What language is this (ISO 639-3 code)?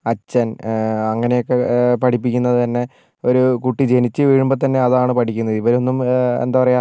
mal